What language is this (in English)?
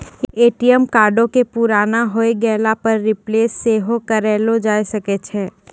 Maithili